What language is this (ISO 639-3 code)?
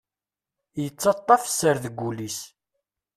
kab